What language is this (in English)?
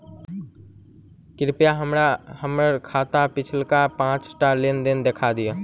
Maithili